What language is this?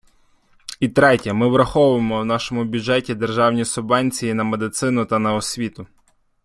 Ukrainian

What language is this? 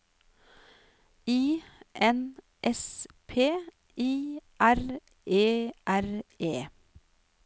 Norwegian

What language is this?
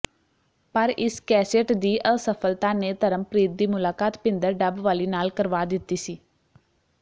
Punjabi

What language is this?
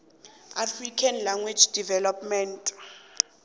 South Ndebele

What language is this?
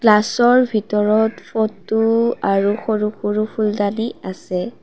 Assamese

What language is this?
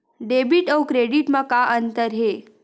Chhattisgarhi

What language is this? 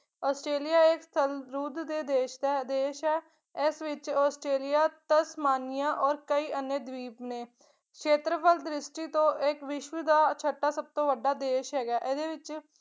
Punjabi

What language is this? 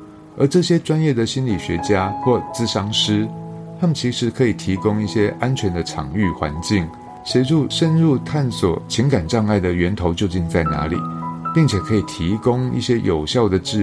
Chinese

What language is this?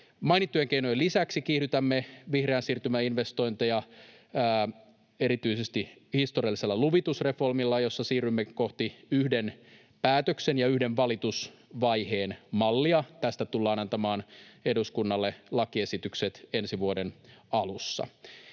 Finnish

